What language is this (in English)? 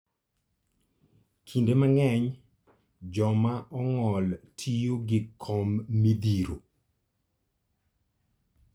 Luo (Kenya and Tanzania)